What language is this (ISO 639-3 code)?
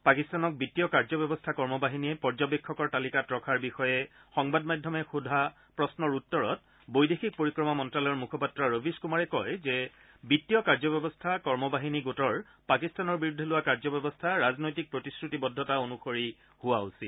asm